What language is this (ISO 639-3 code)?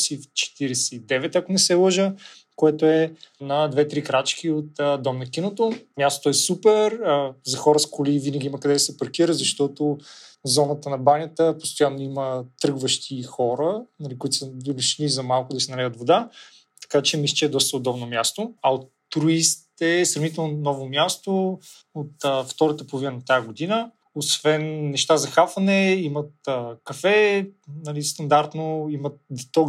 bul